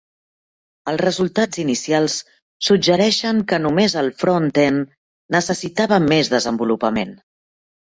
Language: Catalan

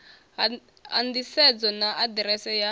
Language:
Venda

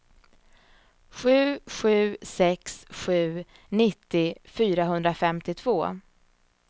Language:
Swedish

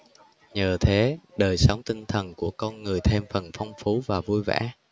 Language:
Vietnamese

